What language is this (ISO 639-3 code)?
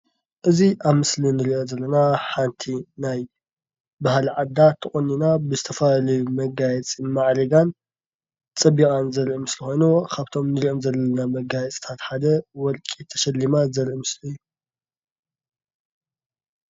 tir